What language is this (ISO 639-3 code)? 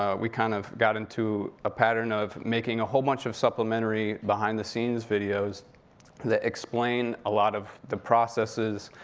eng